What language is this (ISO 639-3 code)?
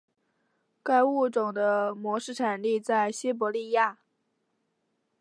zho